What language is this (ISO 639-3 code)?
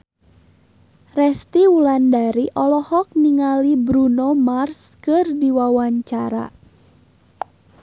sun